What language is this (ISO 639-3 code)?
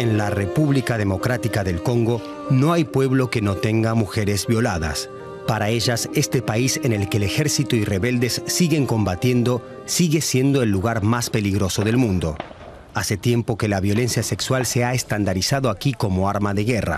spa